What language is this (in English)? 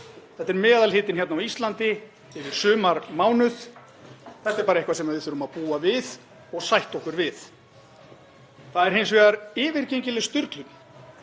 Icelandic